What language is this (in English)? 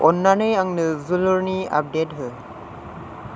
Bodo